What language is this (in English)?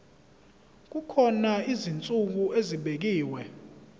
Zulu